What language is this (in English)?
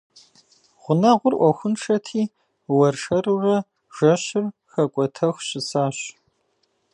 Kabardian